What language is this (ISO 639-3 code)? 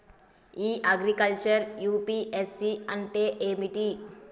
tel